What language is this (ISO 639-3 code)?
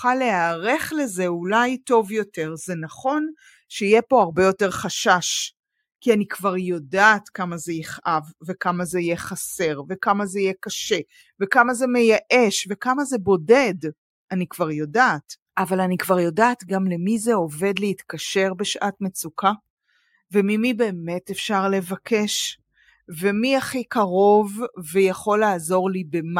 heb